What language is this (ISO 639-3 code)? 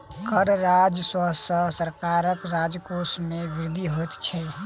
mai